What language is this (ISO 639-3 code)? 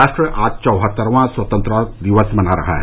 hin